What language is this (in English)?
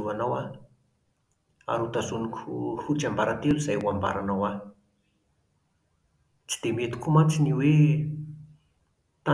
Malagasy